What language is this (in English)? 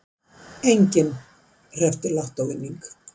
Icelandic